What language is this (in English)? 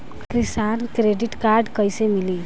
Bhojpuri